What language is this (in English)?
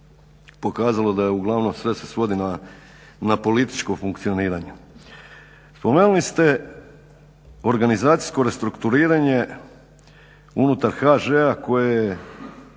Croatian